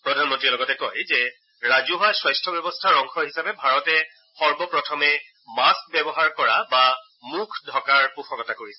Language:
Assamese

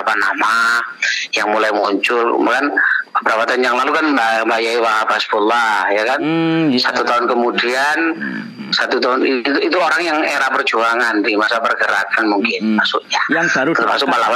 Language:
Indonesian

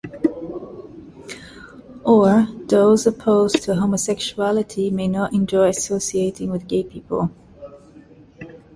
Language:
English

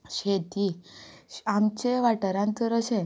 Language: Konkani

